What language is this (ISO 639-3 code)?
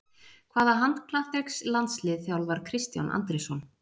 isl